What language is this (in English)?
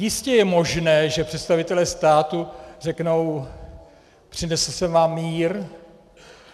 Czech